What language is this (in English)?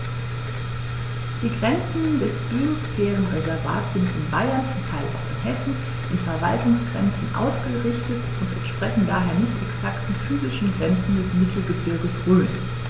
German